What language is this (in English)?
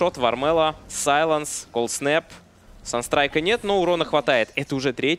Russian